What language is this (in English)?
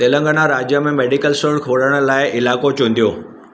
Sindhi